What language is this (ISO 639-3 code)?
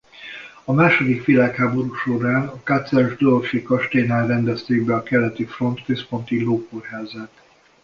hun